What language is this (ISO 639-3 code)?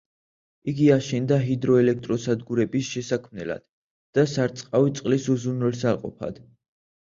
kat